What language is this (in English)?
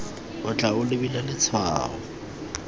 Tswana